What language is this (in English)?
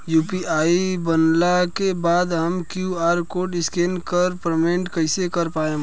Bhojpuri